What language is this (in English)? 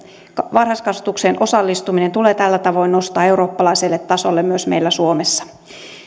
Finnish